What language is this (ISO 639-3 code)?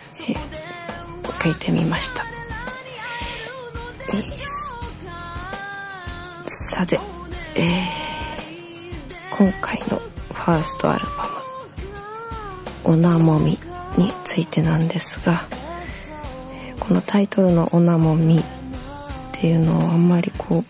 jpn